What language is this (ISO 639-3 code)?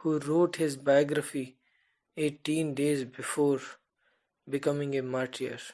eng